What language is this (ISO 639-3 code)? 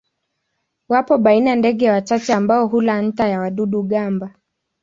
swa